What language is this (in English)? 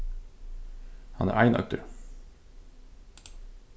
Faroese